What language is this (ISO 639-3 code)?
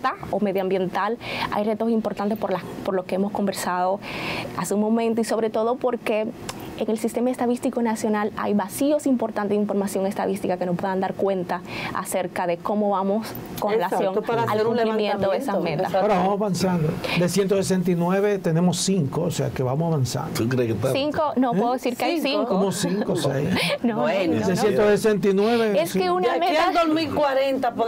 spa